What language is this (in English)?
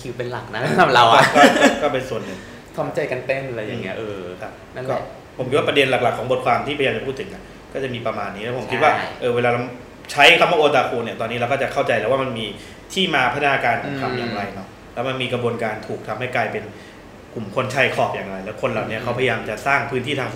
Thai